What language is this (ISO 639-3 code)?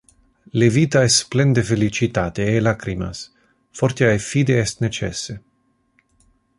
ina